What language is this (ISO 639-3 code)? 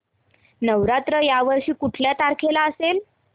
mar